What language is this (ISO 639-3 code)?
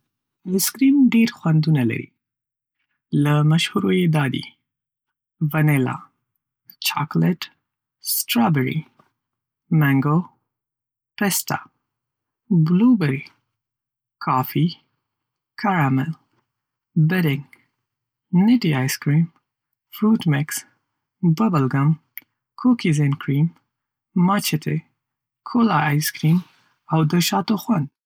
pus